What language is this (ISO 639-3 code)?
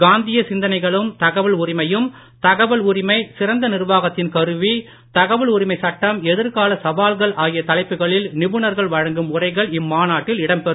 tam